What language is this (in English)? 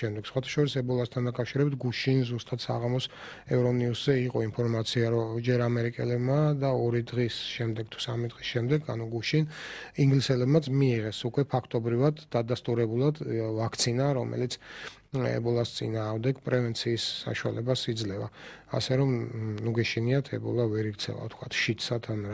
Dutch